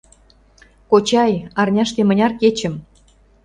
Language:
Mari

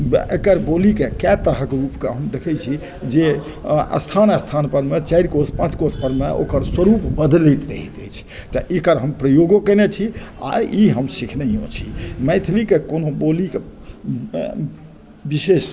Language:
Maithili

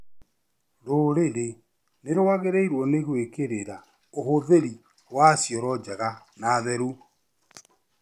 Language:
Kikuyu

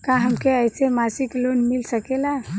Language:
Bhojpuri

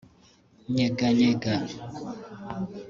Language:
Kinyarwanda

